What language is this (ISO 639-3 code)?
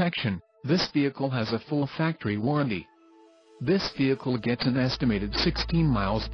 eng